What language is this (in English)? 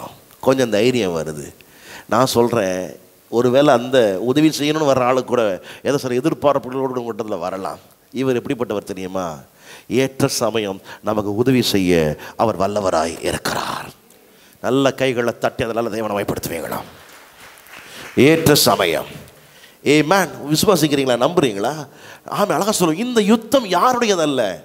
Romanian